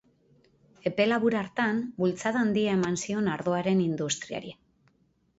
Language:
Basque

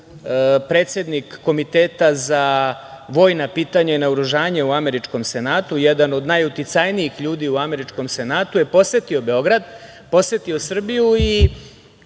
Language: Serbian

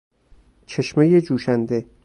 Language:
Persian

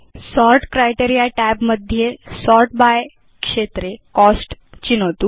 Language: Sanskrit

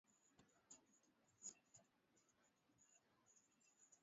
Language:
Swahili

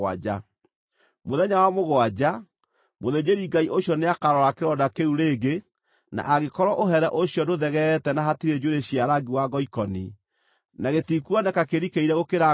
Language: Kikuyu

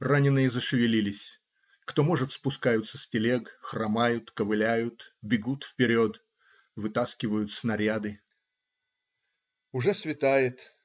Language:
Russian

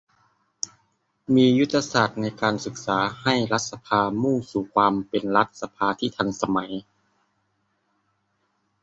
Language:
Thai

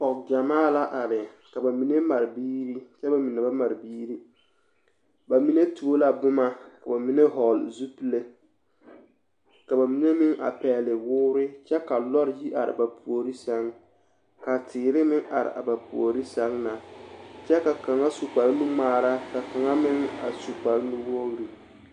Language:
Southern Dagaare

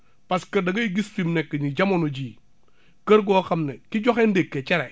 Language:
Wolof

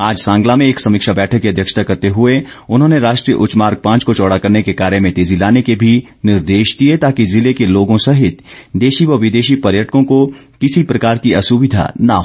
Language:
Hindi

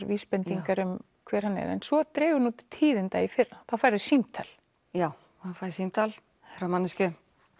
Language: Icelandic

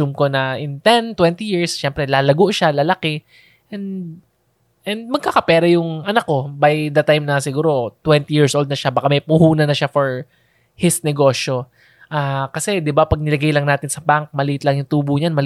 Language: Filipino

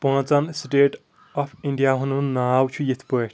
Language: Kashmiri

